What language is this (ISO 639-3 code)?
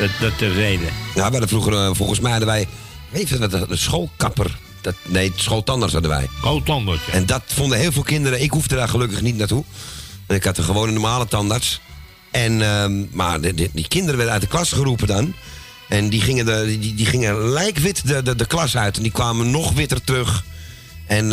nld